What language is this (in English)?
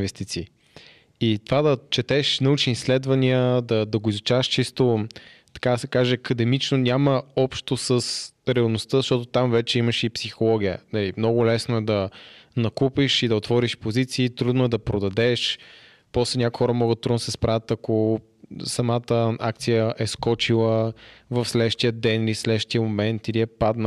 Bulgarian